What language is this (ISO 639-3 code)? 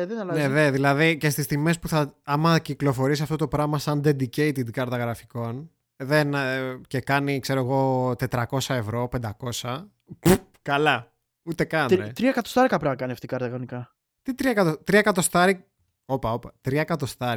ell